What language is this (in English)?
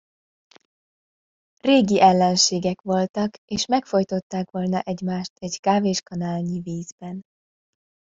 Hungarian